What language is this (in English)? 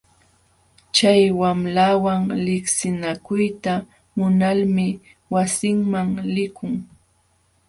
Jauja Wanca Quechua